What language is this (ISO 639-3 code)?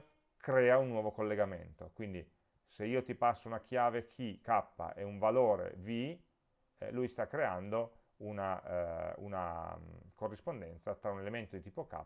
ita